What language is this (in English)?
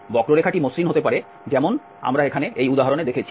Bangla